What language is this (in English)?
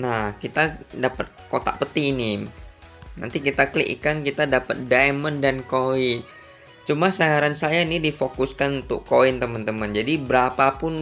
Indonesian